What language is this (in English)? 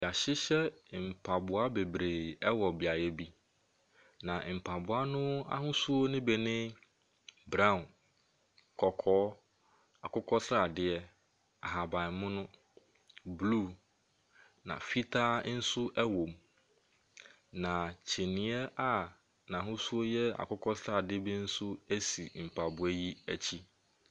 Akan